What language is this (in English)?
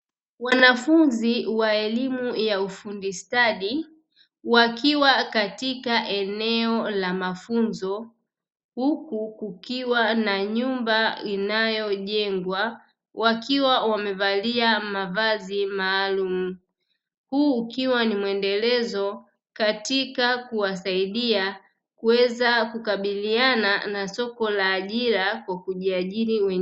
Swahili